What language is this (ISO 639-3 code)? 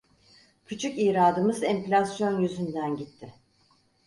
tur